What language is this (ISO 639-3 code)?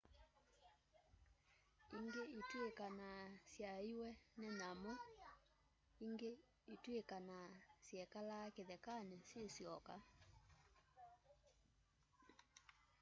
kam